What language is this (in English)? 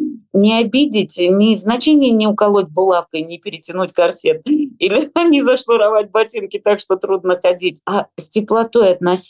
Russian